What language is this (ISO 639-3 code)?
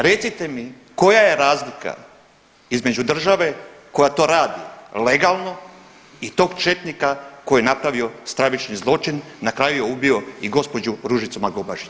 hrv